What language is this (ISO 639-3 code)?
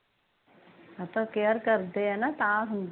pan